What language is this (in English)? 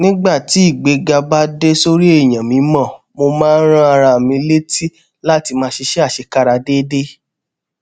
Yoruba